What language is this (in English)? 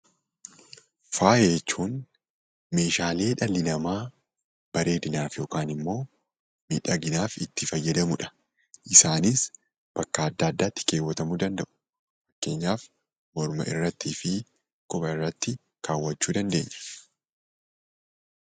Oromo